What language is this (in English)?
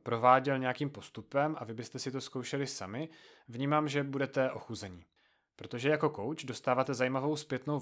Czech